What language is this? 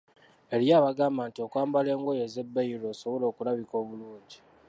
Ganda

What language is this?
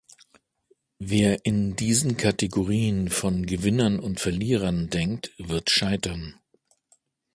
German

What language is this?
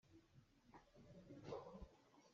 Hakha Chin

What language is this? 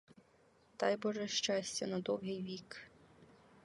Ukrainian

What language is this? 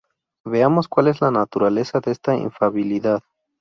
Spanish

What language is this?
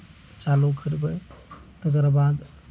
Maithili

